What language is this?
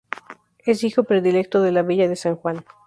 Spanish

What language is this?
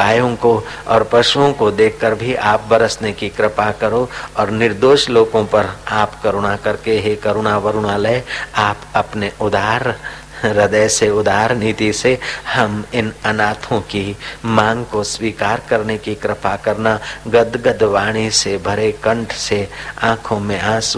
Hindi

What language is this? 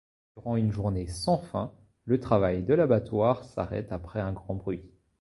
French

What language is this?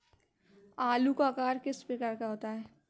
Hindi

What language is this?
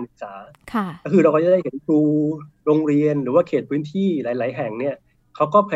Thai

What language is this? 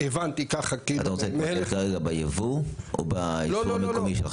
Hebrew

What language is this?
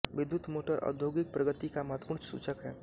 Hindi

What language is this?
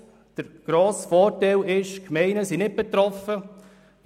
Swiss German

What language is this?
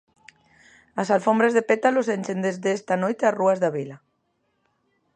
Galician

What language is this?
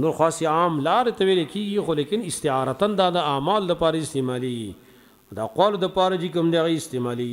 Arabic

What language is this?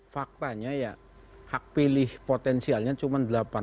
Indonesian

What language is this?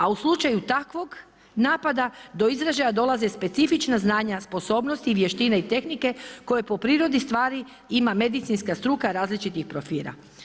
Croatian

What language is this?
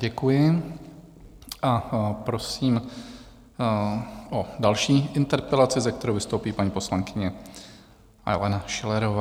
Czech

